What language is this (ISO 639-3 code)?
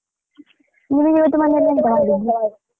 kan